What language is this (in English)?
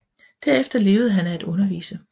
Danish